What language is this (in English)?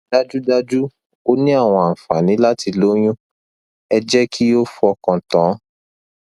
Yoruba